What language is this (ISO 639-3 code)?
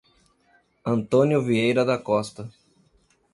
por